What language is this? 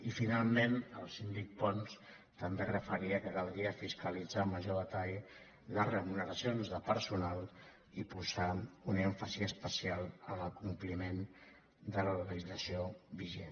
Catalan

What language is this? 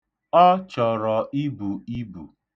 Igbo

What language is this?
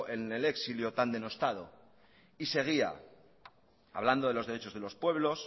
Spanish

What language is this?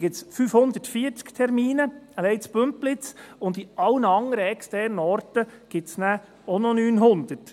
Swiss German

